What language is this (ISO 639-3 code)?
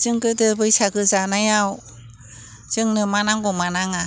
brx